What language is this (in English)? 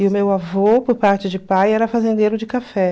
Portuguese